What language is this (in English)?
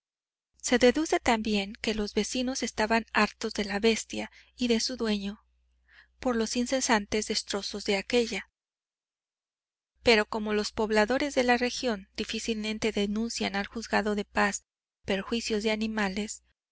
Spanish